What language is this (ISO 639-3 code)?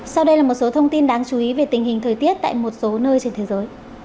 vie